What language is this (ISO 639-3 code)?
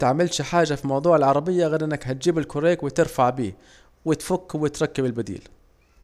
aec